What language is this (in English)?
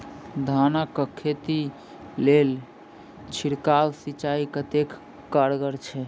Maithili